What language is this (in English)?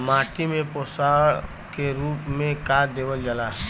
Bhojpuri